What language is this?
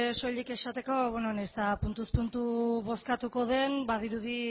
Basque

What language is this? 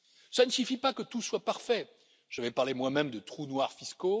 French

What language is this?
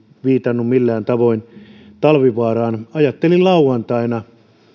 Finnish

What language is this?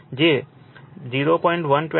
Gujarati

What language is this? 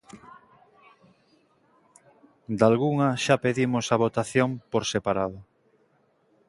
Galician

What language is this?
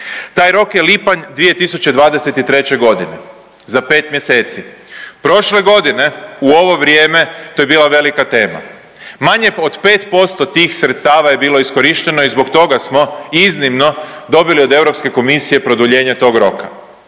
Croatian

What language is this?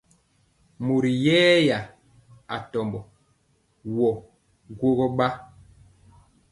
Mpiemo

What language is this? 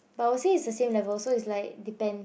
English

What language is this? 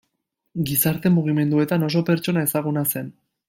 Basque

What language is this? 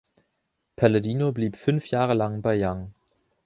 German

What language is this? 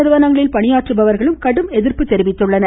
Tamil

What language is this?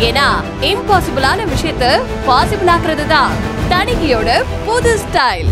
Tamil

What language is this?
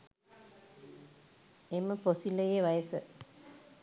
Sinhala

